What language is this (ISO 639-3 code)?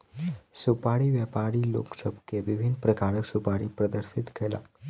mai